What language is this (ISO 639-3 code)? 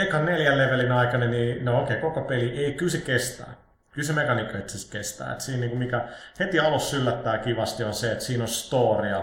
fin